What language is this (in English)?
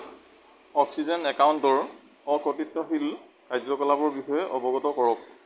Assamese